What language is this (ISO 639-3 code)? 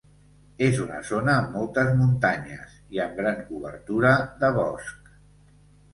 cat